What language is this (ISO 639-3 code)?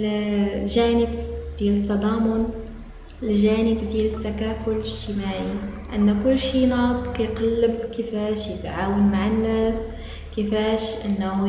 ara